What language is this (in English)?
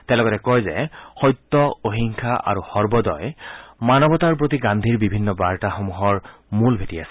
Assamese